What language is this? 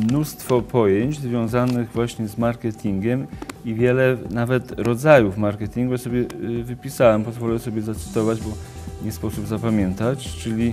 Polish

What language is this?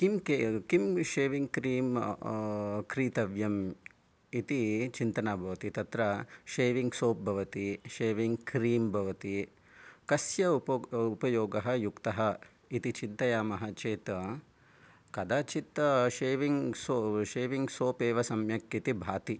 Sanskrit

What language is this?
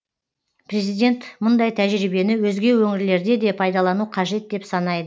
Kazakh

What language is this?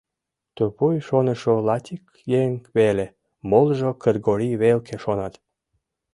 Mari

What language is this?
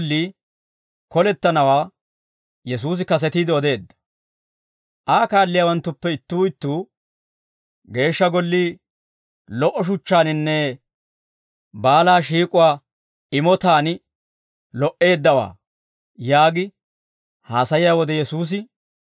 Dawro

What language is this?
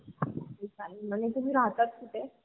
Marathi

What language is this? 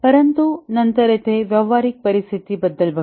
Marathi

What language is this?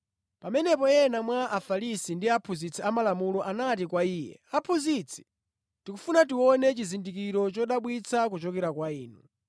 Nyanja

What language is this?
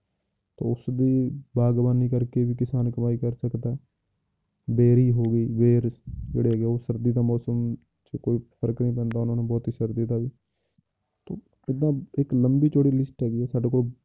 Punjabi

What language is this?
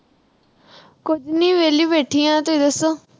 Punjabi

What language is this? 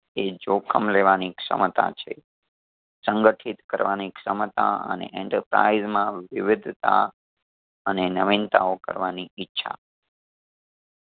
Gujarati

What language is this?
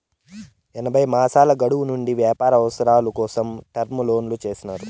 Telugu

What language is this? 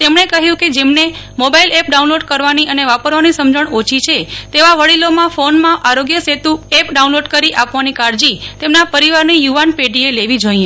Gujarati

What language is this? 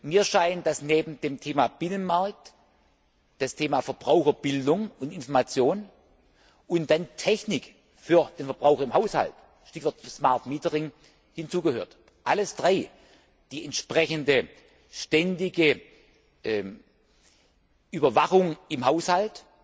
German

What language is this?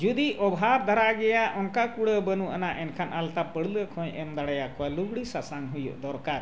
Santali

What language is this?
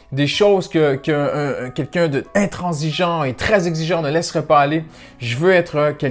French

